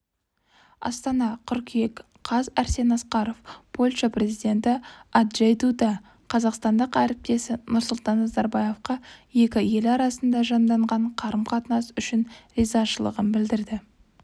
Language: Kazakh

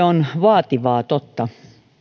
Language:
Finnish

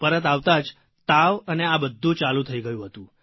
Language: Gujarati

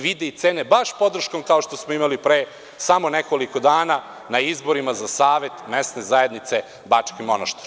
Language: Serbian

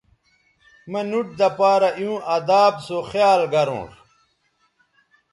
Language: Bateri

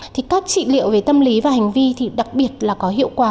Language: Vietnamese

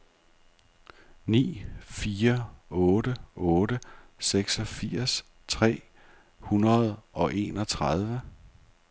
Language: Danish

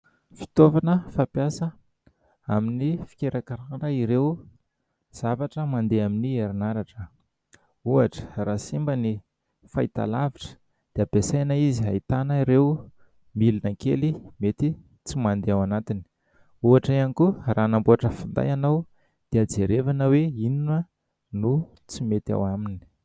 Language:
Malagasy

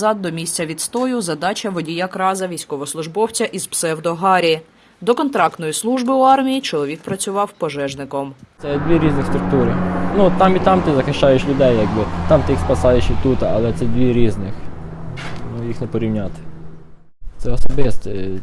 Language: Ukrainian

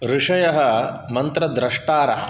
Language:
Sanskrit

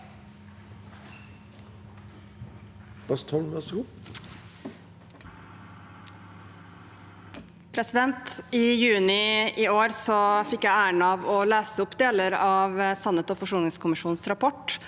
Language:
Norwegian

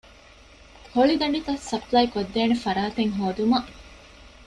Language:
Divehi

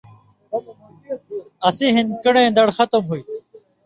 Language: Indus Kohistani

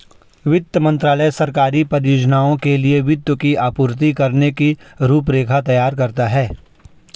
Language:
Hindi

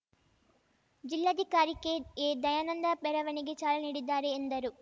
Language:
Kannada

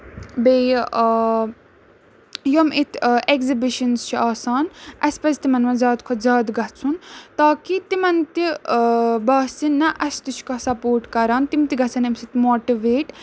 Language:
Kashmiri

